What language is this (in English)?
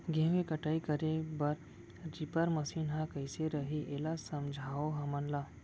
Chhattisgarhi